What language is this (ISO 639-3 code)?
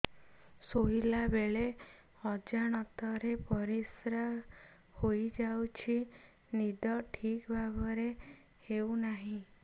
ori